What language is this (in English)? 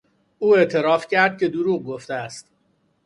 Persian